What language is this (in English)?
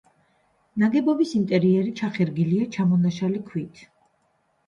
Georgian